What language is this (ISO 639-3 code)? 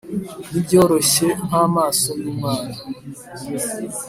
kin